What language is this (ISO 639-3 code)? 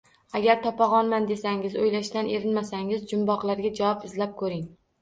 uzb